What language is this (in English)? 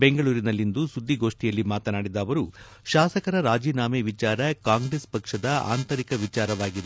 Kannada